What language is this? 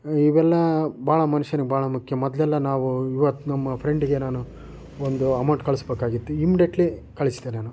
Kannada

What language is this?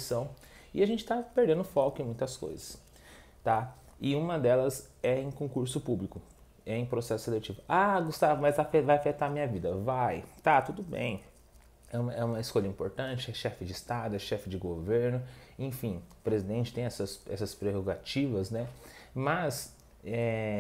Portuguese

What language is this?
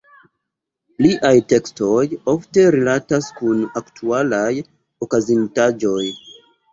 Esperanto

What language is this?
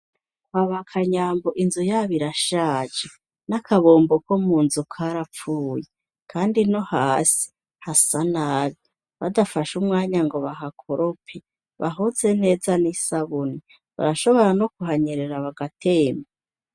Rundi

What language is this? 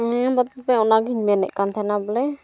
Santali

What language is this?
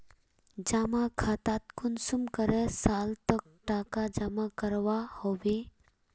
Magahi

